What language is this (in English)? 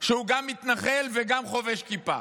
Hebrew